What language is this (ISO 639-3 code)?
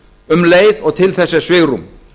isl